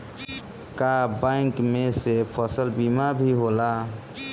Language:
Bhojpuri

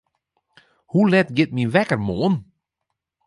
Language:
Western Frisian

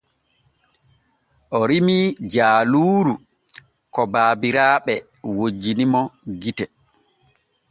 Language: Borgu Fulfulde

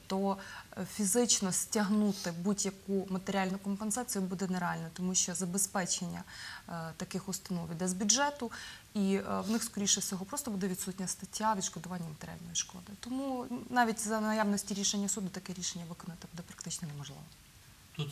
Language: Ukrainian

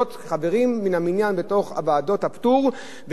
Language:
Hebrew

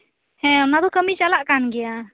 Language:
Santali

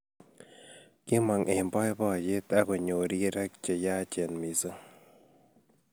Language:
Kalenjin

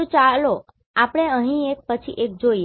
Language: Gujarati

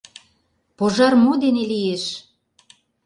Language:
Mari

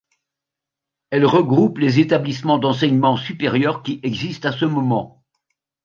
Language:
French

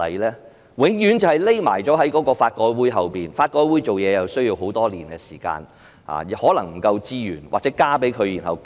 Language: Cantonese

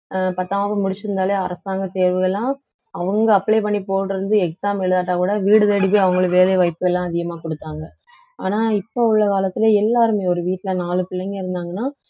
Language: Tamil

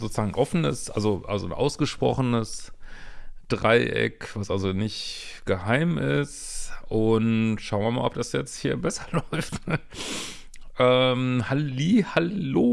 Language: German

